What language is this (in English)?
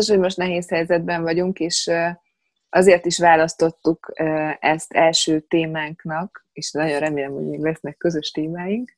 Hungarian